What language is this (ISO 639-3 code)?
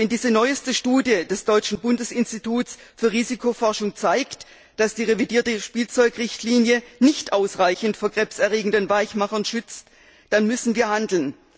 deu